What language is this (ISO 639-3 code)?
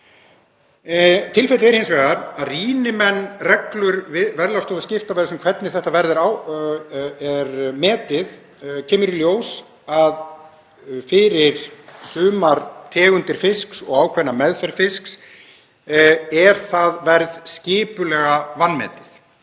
isl